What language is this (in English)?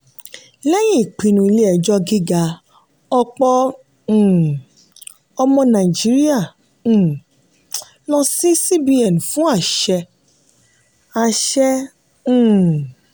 Yoruba